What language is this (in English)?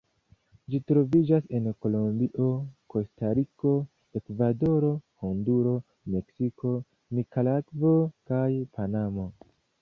Esperanto